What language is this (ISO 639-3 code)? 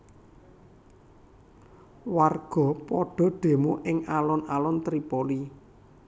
jav